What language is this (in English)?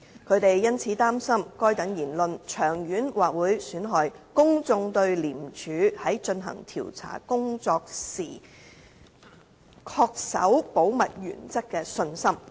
Cantonese